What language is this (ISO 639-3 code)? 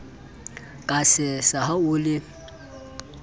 sot